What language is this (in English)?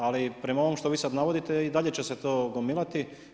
Croatian